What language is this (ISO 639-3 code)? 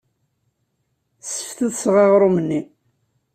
kab